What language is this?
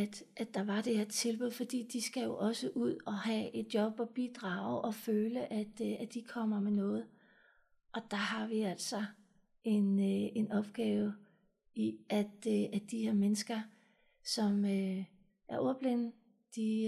Danish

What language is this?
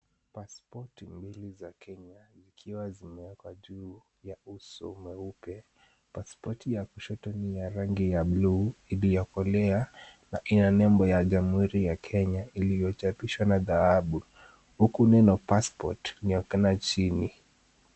Swahili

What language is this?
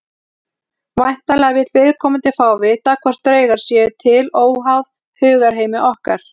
Icelandic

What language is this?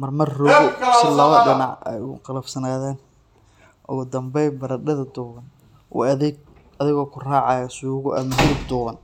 Somali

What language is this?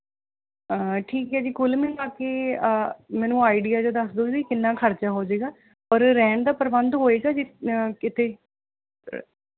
Punjabi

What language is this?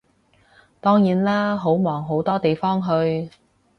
Cantonese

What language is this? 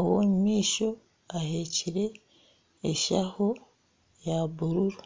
Nyankole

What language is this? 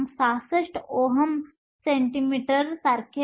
Marathi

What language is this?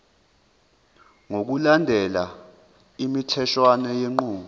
Zulu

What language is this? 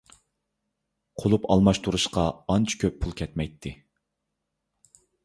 Uyghur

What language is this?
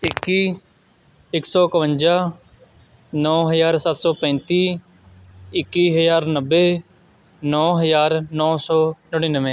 Punjabi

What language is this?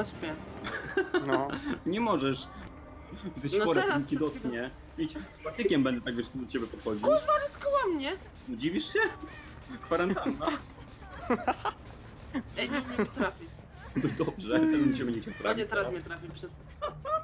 Polish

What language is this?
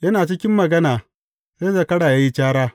Hausa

